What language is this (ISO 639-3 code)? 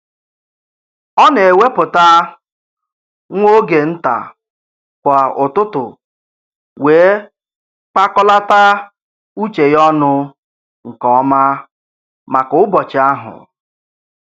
ibo